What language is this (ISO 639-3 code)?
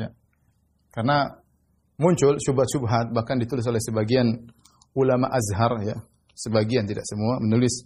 ind